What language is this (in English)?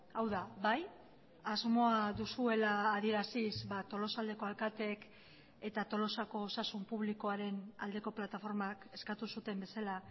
Basque